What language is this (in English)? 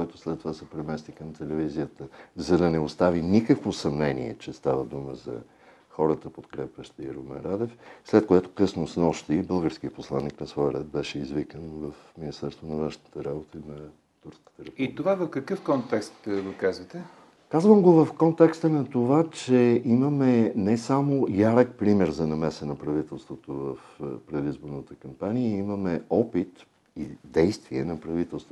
Bulgarian